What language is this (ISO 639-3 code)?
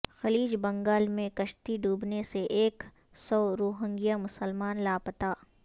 urd